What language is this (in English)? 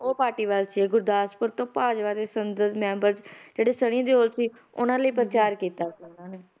Punjabi